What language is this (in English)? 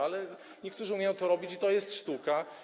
Polish